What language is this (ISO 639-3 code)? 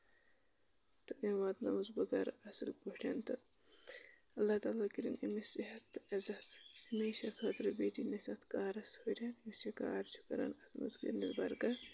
kas